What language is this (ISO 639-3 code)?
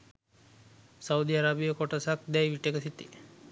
sin